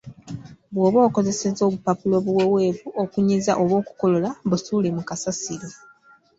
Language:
Ganda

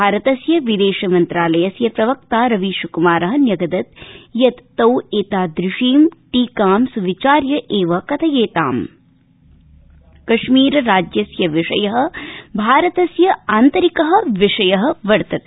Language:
Sanskrit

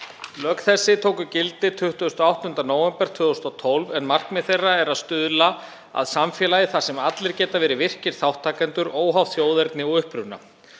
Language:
Icelandic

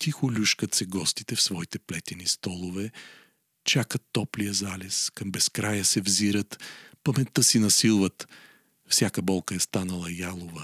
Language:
Bulgarian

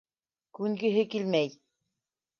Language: Bashkir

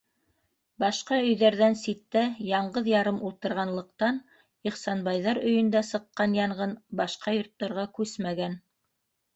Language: Bashkir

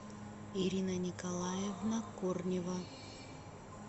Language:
Russian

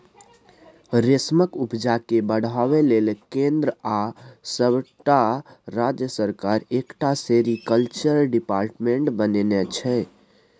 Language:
Maithili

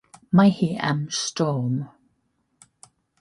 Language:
Welsh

